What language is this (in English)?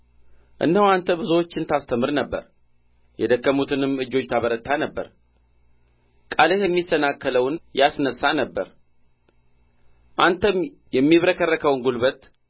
Amharic